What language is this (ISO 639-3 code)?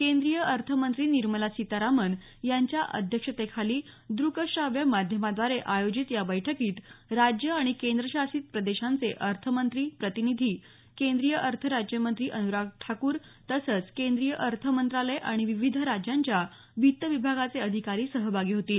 mar